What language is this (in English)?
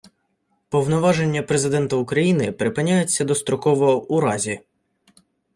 Ukrainian